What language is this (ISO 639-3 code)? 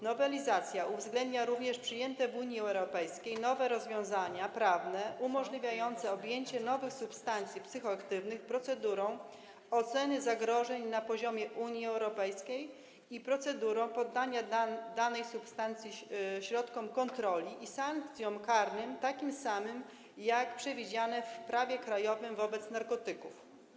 pol